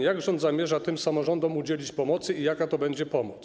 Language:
Polish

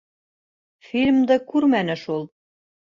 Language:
Bashkir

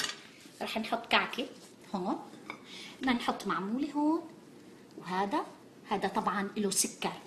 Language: Arabic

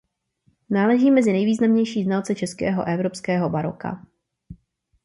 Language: Czech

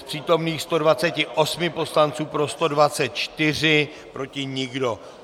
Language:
Czech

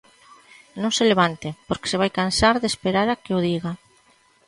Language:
Galician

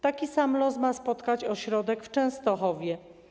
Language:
Polish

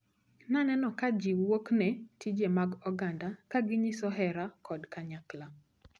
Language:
Luo (Kenya and Tanzania)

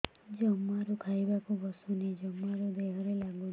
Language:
Odia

